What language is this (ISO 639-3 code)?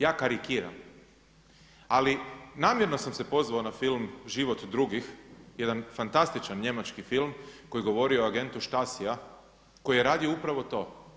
hrv